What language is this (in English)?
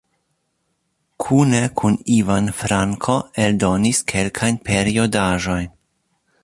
Esperanto